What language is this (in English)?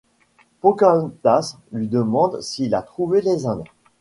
French